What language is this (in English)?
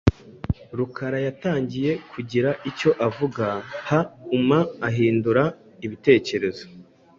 Kinyarwanda